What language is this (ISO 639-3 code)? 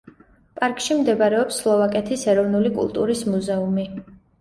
kat